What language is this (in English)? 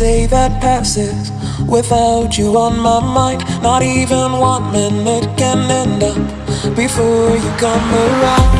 English